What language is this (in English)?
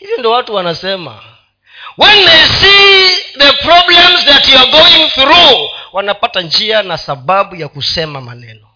Swahili